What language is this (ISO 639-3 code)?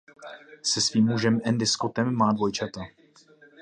ces